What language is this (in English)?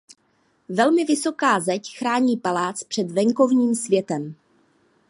Czech